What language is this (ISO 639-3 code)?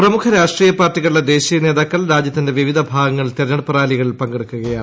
mal